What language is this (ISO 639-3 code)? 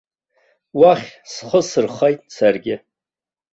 abk